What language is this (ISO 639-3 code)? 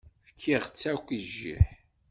kab